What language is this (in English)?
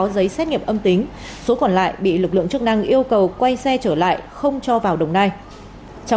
Vietnamese